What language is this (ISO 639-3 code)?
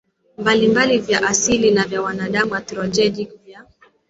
swa